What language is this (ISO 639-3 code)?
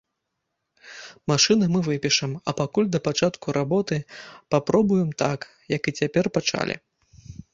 bel